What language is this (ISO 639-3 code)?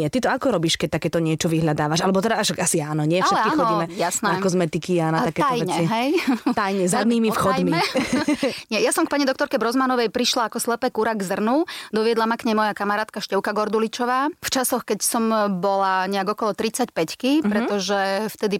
slk